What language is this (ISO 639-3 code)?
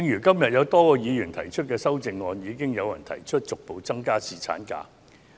yue